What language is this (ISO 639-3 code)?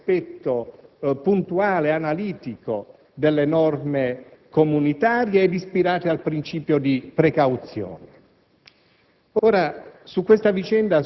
ita